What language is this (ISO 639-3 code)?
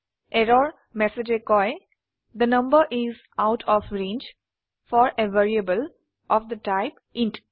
asm